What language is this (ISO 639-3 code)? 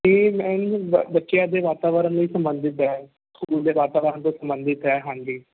pan